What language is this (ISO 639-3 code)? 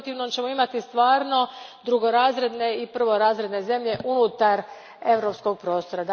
hrv